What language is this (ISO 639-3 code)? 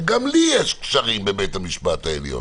heb